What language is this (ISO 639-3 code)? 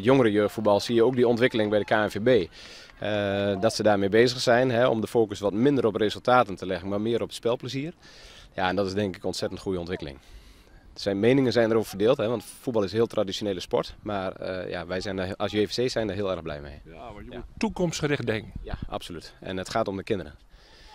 nld